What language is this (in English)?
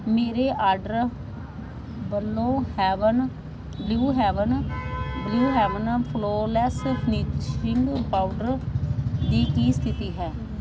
Punjabi